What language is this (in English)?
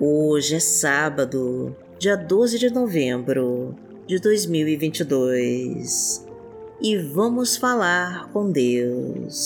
Portuguese